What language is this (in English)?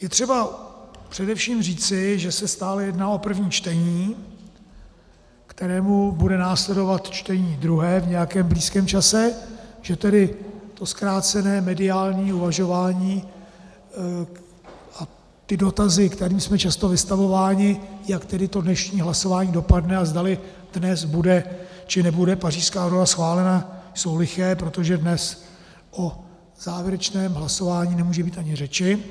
Czech